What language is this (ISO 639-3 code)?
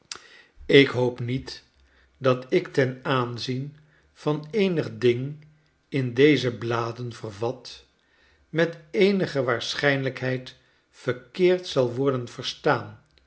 nld